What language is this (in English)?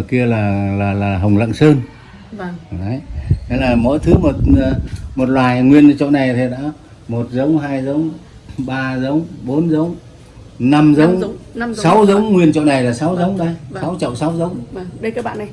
Vietnamese